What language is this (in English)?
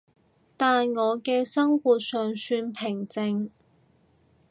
Cantonese